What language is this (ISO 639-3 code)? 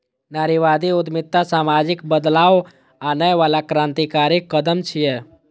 mai